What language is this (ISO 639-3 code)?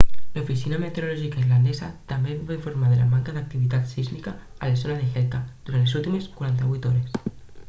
cat